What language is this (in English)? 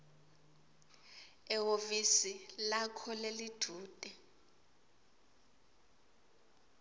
Swati